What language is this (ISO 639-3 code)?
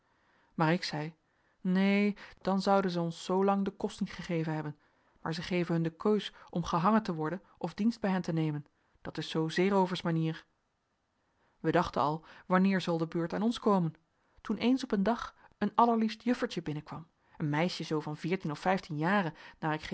nld